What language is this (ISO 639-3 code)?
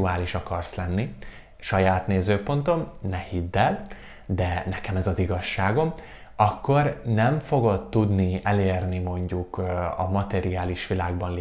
hun